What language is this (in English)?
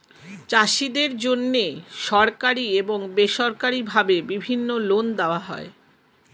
Bangla